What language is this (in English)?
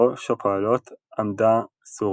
Hebrew